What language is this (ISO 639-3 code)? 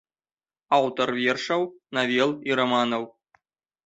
bel